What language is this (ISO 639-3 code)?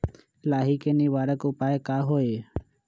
mag